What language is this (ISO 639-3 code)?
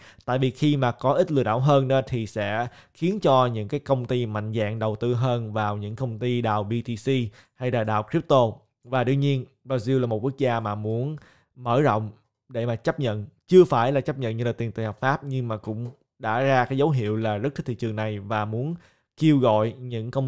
vie